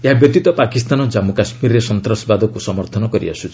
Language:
Odia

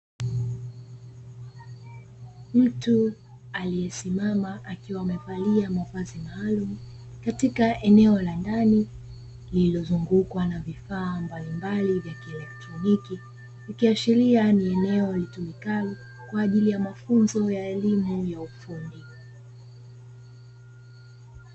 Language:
Swahili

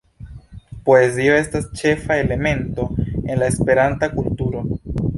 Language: Esperanto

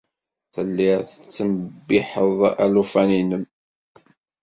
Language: Kabyle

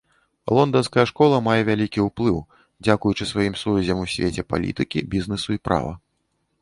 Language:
Belarusian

